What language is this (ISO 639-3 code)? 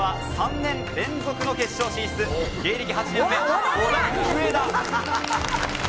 jpn